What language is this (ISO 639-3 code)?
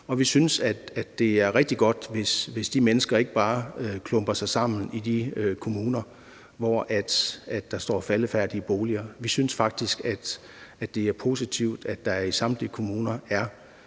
dan